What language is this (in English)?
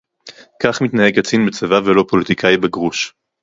Hebrew